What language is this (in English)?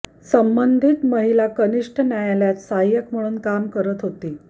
Marathi